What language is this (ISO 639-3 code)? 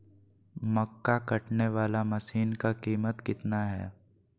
mag